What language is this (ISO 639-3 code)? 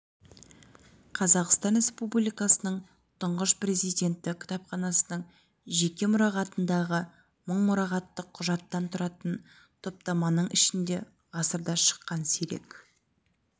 kaz